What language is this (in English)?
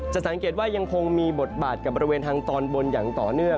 Thai